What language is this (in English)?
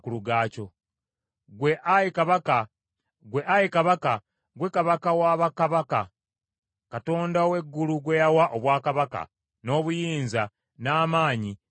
Ganda